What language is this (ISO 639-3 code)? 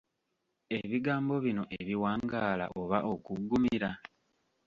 lug